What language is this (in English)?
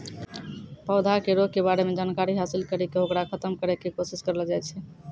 Maithili